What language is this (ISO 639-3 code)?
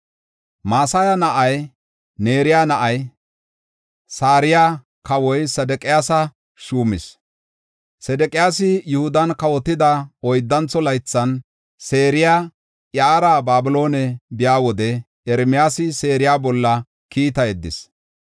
gof